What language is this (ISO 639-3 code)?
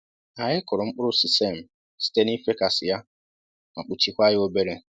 ibo